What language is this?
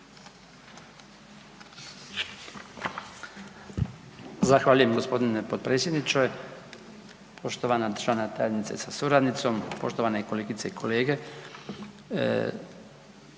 Croatian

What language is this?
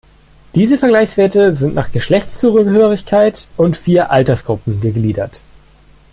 German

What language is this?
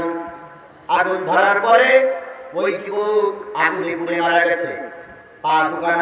Indonesian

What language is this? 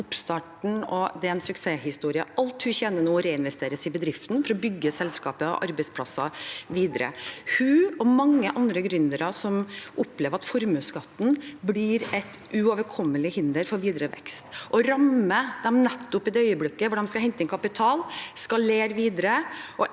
Norwegian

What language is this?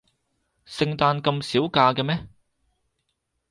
Cantonese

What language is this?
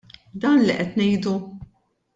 Maltese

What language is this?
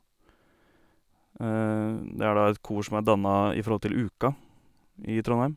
Norwegian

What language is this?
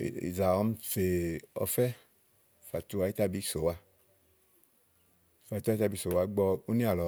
Igo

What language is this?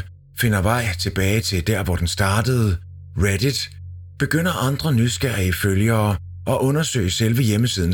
Danish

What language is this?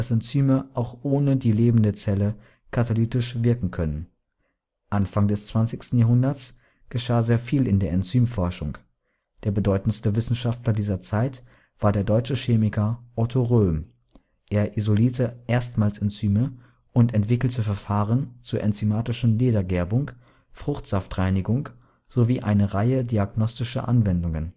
German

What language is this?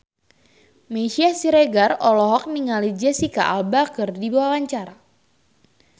Sundanese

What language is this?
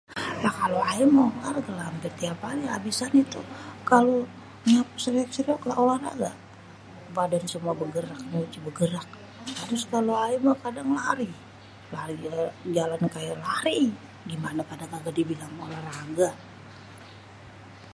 Betawi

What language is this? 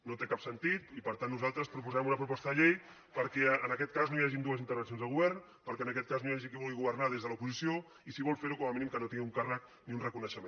Catalan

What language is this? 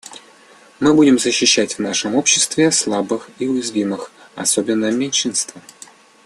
Russian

